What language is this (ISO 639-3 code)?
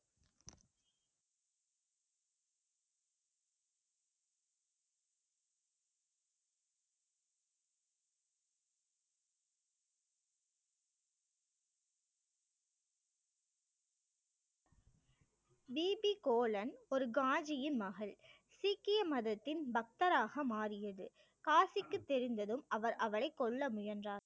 tam